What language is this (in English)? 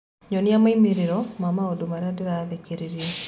Kikuyu